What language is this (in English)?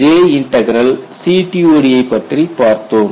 Tamil